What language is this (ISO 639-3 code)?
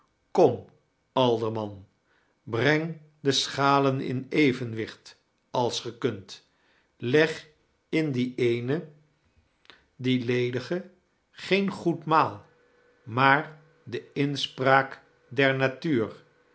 nld